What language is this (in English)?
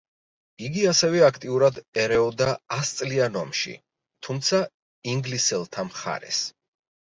Georgian